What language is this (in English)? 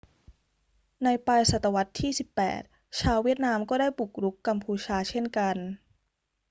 Thai